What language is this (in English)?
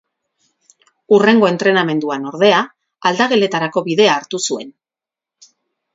Basque